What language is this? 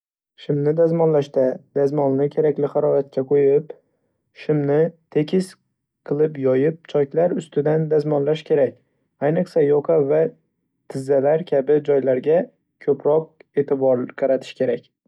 Uzbek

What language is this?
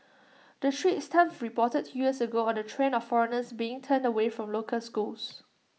English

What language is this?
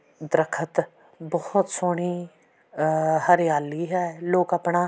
Punjabi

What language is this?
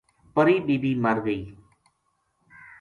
Gujari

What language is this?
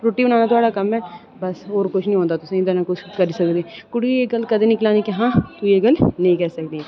Dogri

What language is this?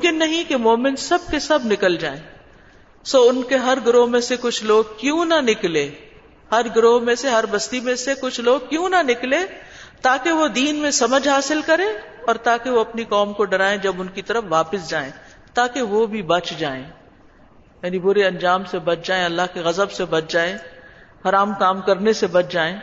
Urdu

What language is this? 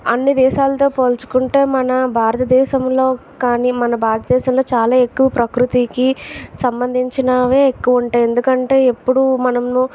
Telugu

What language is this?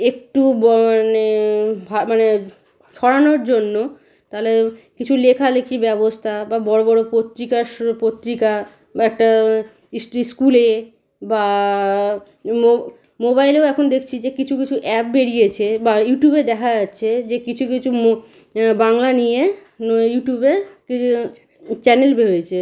Bangla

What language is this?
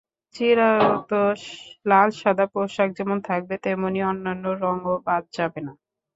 Bangla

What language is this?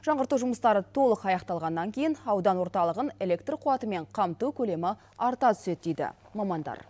Kazakh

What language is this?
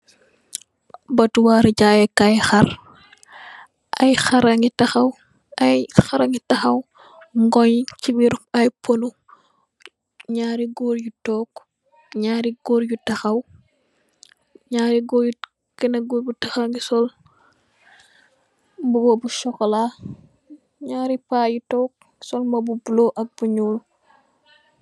Wolof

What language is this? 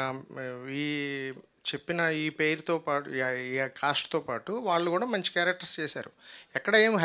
Telugu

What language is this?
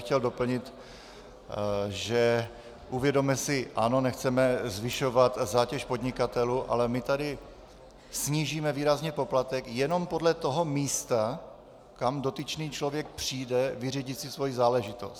Czech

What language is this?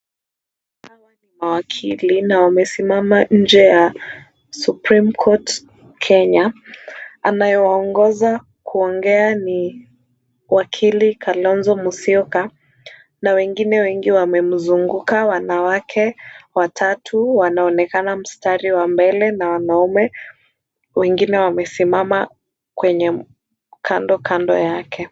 Swahili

